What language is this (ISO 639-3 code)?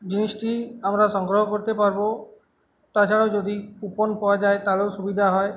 ben